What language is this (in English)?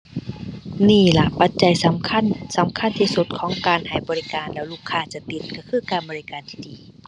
Thai